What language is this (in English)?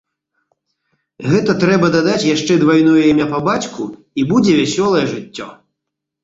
Belarusian